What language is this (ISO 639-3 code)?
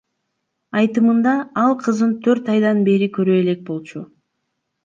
kir